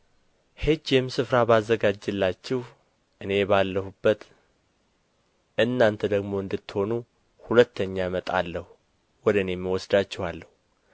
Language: Amharic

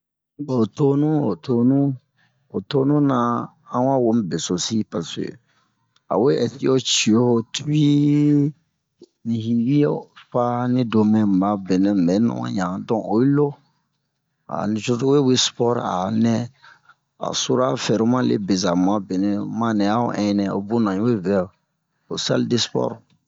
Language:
Bomu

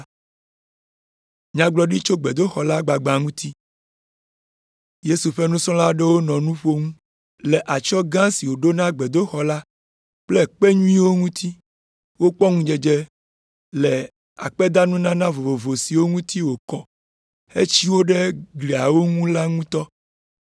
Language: Ewe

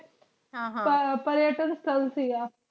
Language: Punjabi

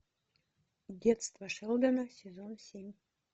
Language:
Russian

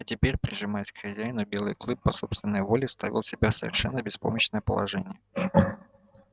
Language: Russian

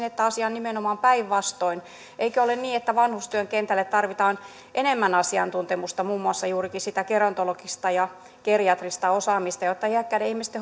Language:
Finnish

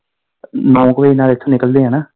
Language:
Punjabi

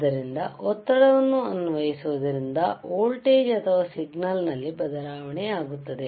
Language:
Kannada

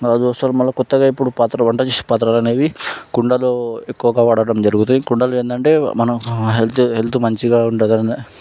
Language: Telugu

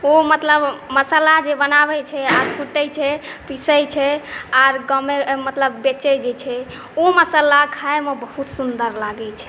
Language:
Maithili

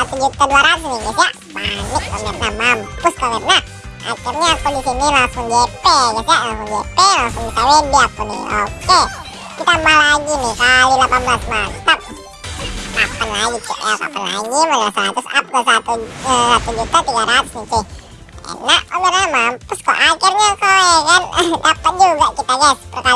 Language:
Indonesian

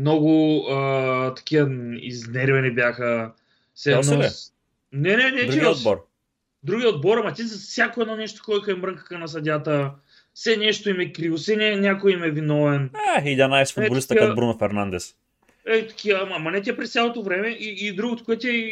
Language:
Bulgarian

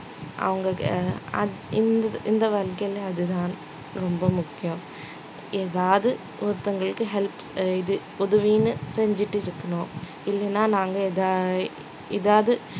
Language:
Tamil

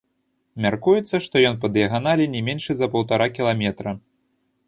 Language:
Belarusian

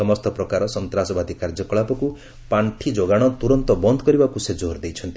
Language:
Odia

